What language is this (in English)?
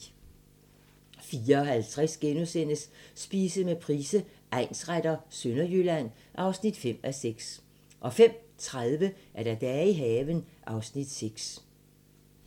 Danish